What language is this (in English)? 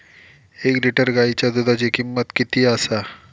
Marathi